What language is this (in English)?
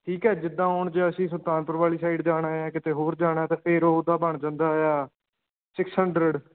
Punjabi